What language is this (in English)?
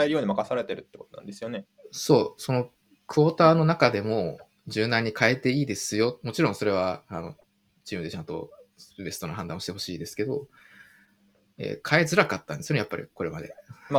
Japanese